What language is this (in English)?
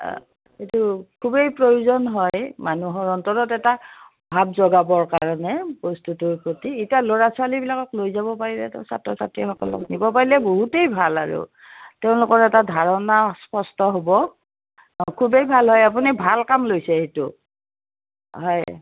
Assamese